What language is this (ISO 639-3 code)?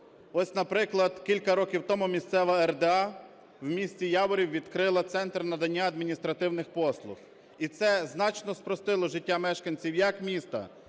ukr